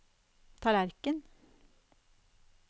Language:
Norwegian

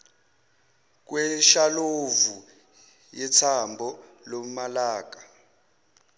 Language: Zulu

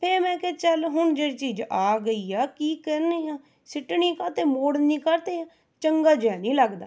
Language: Punjabi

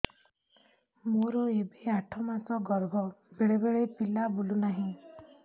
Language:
Odia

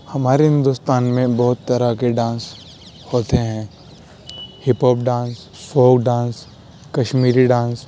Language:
Urdu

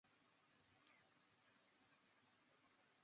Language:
Chinese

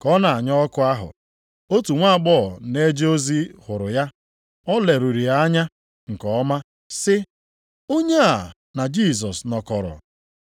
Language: Igbo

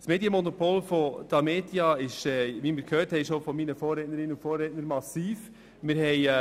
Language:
Swiss German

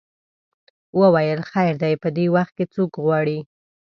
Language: Pashto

